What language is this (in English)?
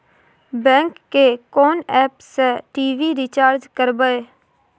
Maithili